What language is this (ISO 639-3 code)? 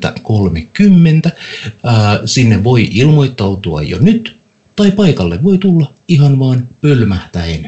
fin